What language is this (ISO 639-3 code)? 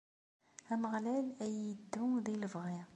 kab